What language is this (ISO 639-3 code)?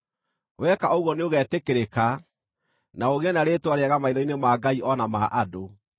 kik